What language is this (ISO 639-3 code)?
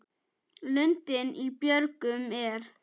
isl